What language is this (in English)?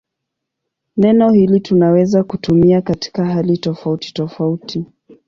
Swahili